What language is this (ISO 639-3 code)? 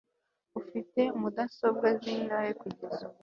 kin